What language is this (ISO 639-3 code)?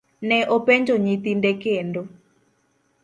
luo